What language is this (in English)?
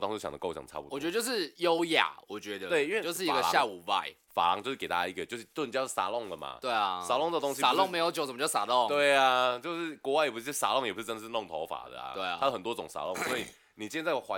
Chinese